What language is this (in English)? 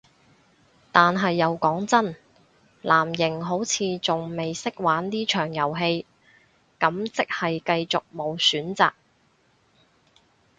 Cantonese